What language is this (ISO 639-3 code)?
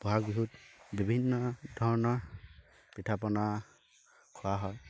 asm